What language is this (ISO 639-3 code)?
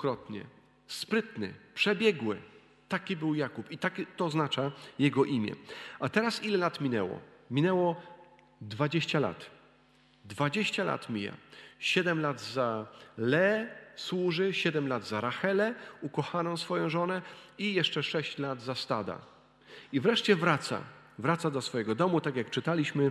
pol